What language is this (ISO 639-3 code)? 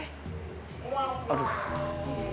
ind